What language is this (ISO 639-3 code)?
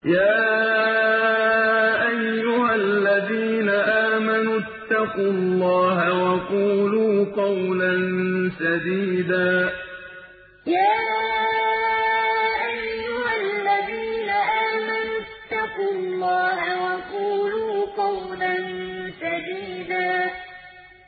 ara